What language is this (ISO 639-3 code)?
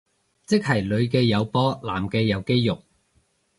yue